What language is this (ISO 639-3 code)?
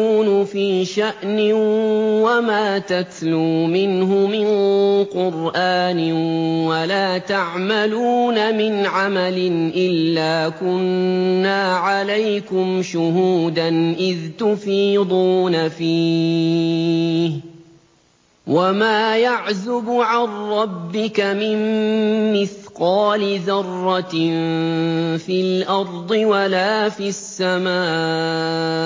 ara